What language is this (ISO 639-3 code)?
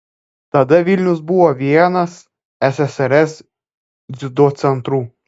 lit